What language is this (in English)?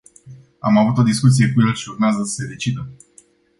Romanian